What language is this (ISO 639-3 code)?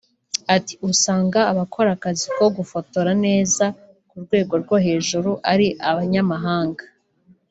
kin